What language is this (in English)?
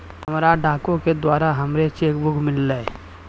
Maithili